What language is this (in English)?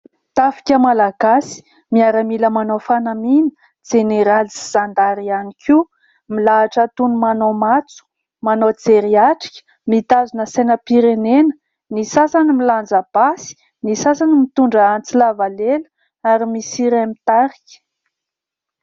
Malagasy